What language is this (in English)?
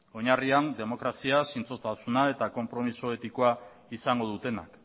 Basque